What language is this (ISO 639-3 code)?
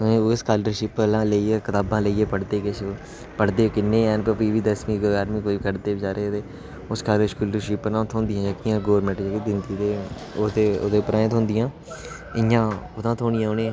doi